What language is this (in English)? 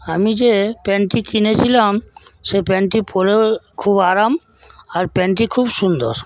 Bangla